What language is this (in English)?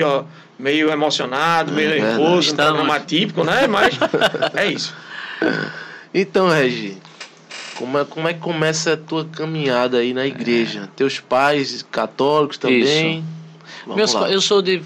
Portuguese